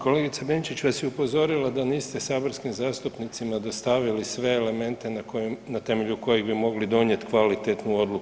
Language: Croatian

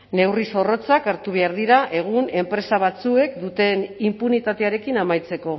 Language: Basque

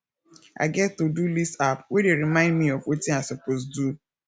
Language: Nigerian Pidgin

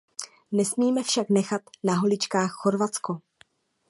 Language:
Czech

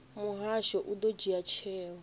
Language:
Venda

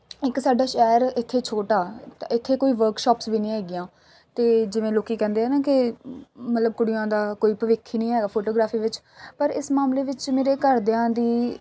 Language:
Punjabi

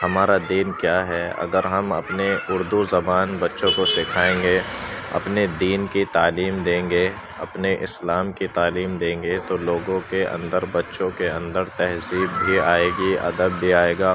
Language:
Urdu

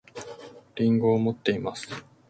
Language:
Japanese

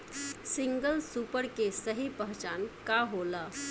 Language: Bhojpuri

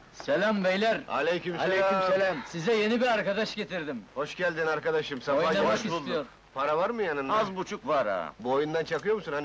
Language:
Turkish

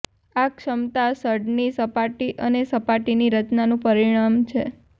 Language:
Gujarati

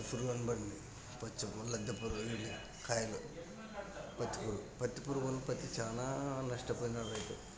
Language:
Telugu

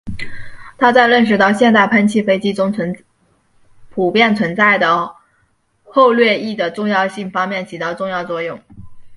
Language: Chinese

